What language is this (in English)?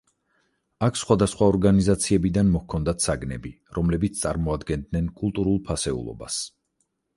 Georgian